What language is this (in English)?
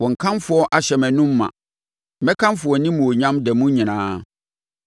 Akan